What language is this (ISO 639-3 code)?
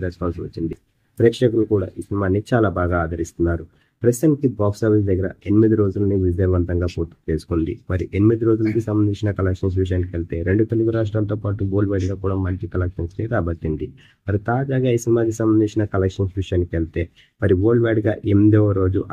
tel